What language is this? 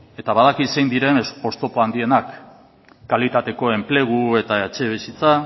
Basque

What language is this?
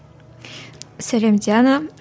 Kazakh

